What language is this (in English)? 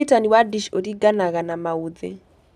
Kikuyu